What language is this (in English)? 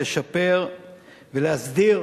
Hebrew